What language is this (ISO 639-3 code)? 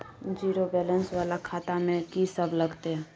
mai